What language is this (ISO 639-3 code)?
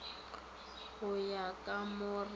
nso